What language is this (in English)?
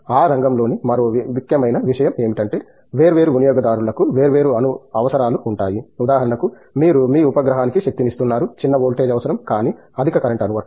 Telugu